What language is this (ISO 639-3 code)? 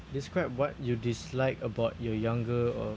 eng